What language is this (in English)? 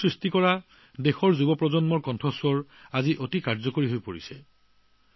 Assamese